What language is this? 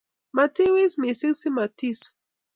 Kalenjin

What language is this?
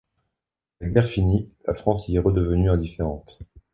French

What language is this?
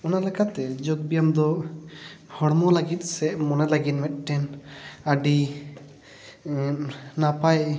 Santali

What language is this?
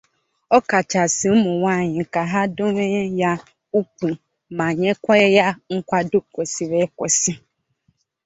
Igbo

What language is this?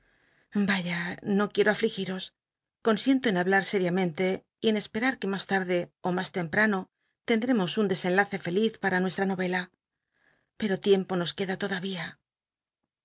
Spanish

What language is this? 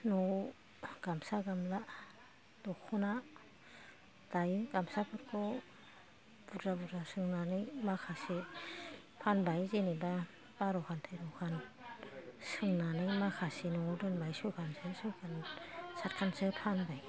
Bodo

